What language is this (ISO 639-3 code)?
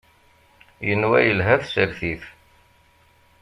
kab